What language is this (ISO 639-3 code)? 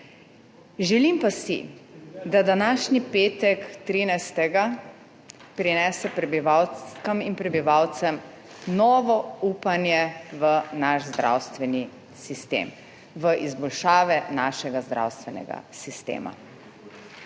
slv